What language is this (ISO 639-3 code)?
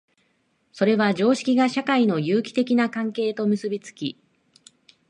jpn